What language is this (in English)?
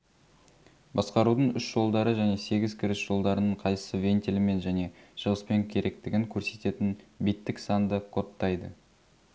Kazakh